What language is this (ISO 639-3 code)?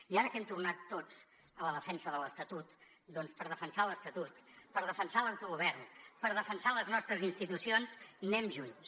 cat